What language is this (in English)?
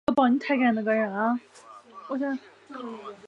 Chinese